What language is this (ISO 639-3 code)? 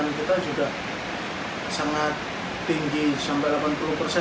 ind